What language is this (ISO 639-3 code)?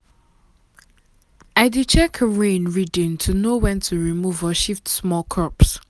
pcm